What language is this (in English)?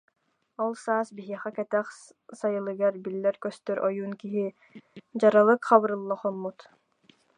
Yakut